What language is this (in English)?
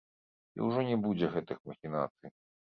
Belarusian